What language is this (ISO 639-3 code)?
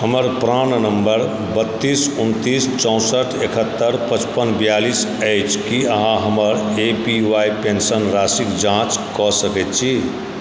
mai